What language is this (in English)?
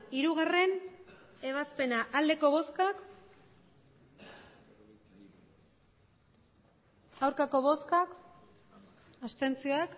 Basque